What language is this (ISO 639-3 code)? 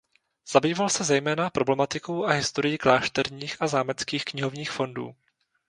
ces